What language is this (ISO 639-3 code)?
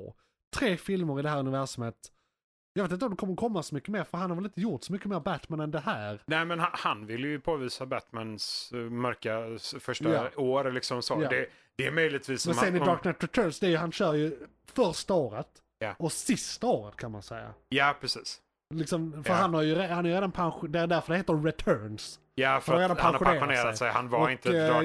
swe